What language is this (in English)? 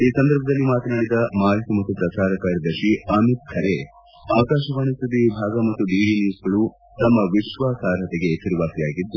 Kannada